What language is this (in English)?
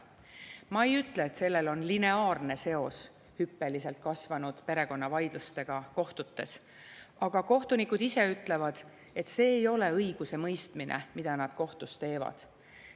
Estonian